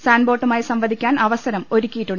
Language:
Malayalam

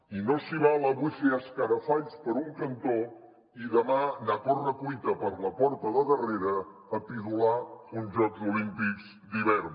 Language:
Catalan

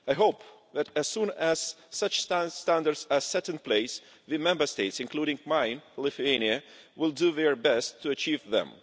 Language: English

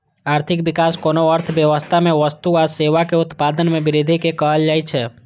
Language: Maithili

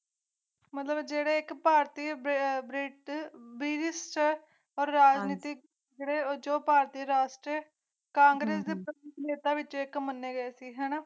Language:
Punjabi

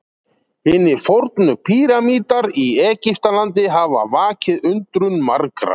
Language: Icelandic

